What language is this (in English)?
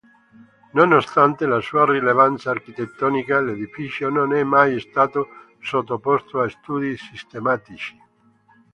Italian